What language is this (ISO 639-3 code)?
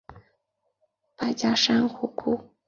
zho